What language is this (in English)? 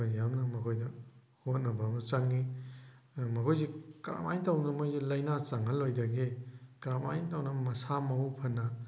Manipuri